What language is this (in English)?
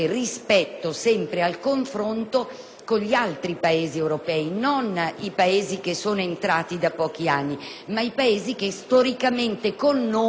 Italian